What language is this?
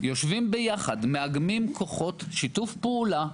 Hebrew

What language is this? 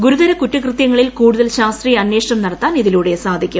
Malayalam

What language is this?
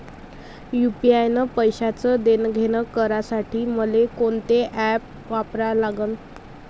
Marathi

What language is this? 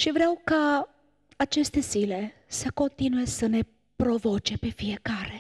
Romanian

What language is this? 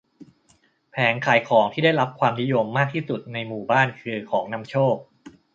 Thai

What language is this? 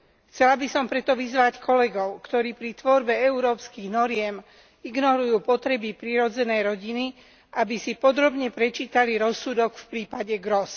Slovak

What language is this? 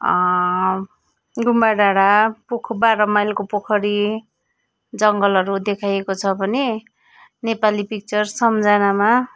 Nepali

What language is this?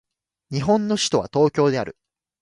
Japanese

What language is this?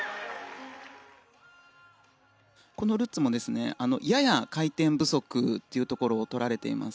Japanese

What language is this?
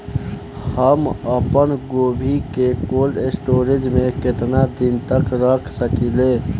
Bhojpuri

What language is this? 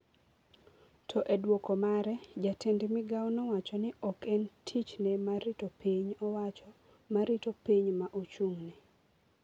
Luo (Kenya and Tanzania)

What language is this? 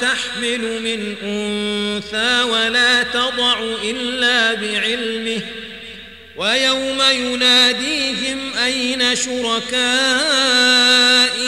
Arabic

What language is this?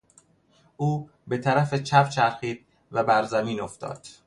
Persian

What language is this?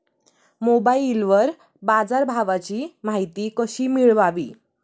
Marathi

